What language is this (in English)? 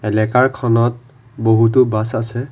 Assamese